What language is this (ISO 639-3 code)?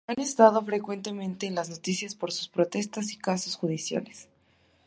spa